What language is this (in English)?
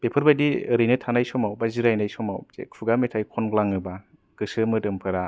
Bodo